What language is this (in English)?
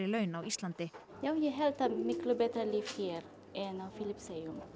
Icelandic